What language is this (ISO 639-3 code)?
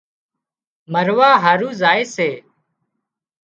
kxp